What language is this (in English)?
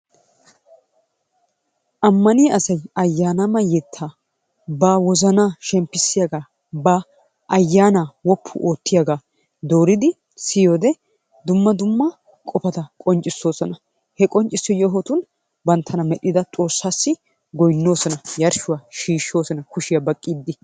Wolaytta